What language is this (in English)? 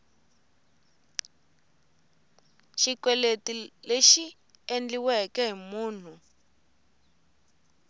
Tsonga